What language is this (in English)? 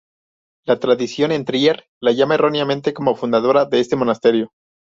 Spanish